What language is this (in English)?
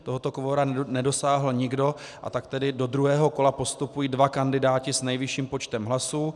Czech